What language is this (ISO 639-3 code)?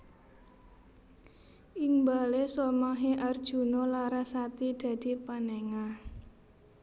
jav